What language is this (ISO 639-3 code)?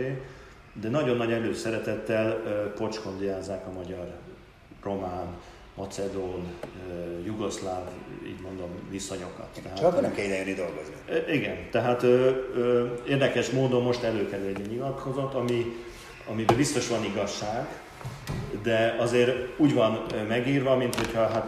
hun